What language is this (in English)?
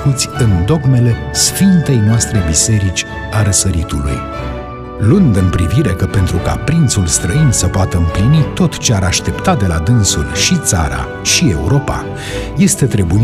Romanian